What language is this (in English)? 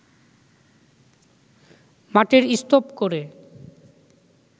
Bangla